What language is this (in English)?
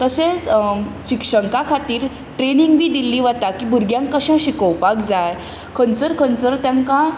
Konkani